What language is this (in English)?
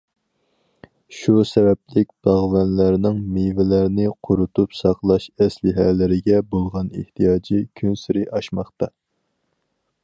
Uyghur